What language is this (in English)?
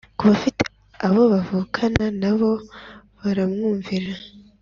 Kinyarwanda